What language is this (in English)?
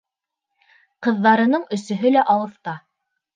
Bashkir